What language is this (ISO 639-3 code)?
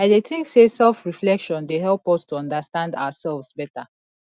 pcm